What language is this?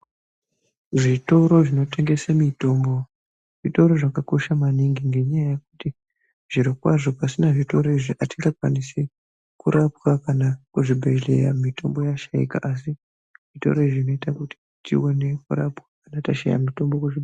Ndau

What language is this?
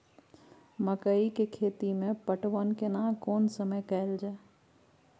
Maithili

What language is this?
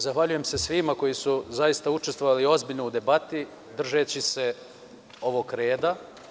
Serbian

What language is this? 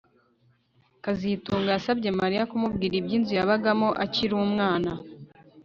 Kinyarwanda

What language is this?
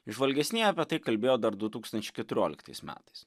Lithuanian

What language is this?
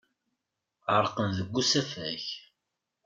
Kabyle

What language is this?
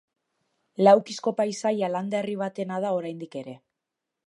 Basque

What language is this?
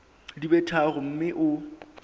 Southern Sotho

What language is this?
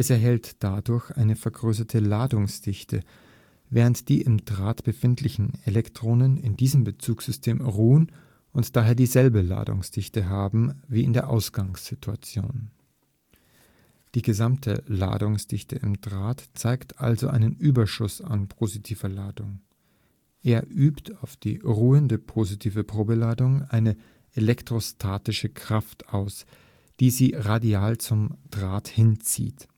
German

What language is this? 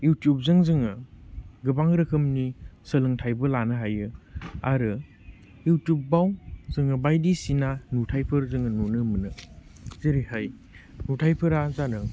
Bodo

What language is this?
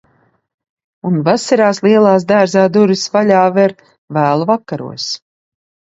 Latvian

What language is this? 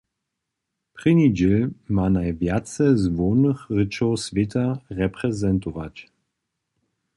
Upper Sorbian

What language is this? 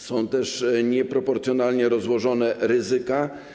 Polish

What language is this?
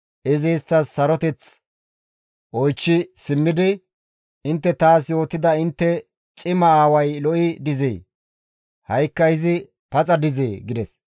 Gamo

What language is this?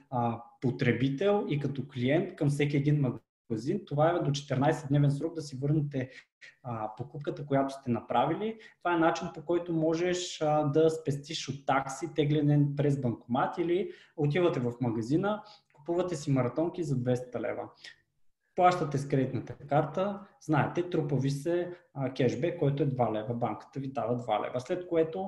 Bulgarian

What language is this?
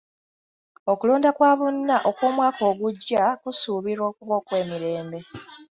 Ganda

